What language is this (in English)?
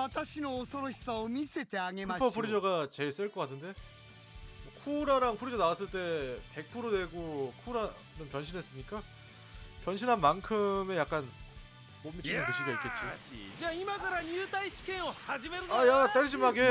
Korean